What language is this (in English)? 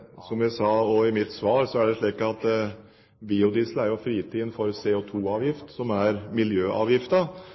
Norwegian